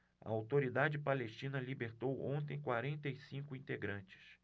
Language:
Portuguese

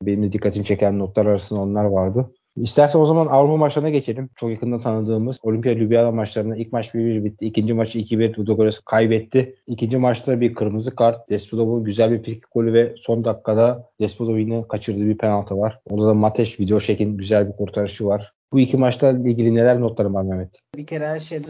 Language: Turkish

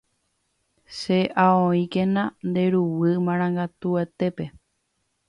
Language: Guarani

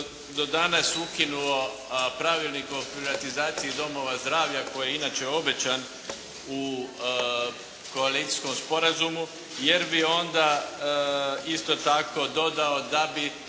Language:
Croatian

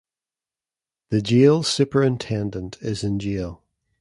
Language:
English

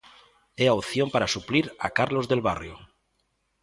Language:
Galician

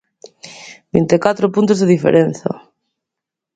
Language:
Galician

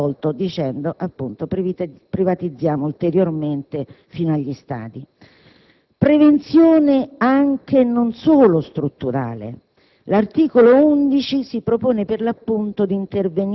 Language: Italian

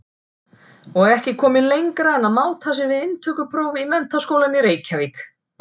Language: Icelandic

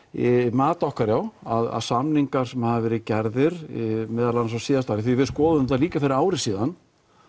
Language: Icelandic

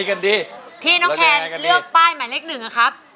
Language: Thai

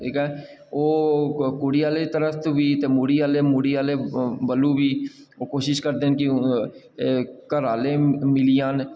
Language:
Dogri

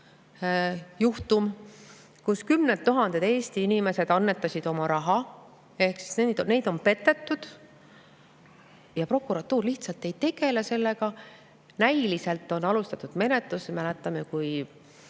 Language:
Estonian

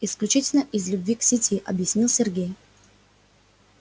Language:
Russian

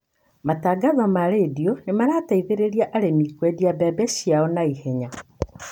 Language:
Kikuyu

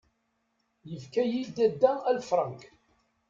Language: Kabyle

